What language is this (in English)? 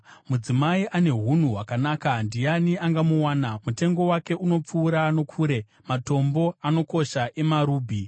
Shona